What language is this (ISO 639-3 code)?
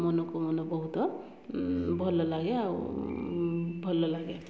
ori